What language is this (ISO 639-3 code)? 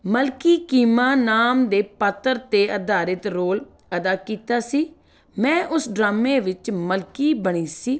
pan